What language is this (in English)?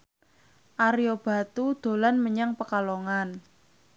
Javanese